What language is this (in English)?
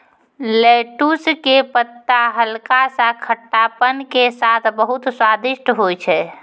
Maithili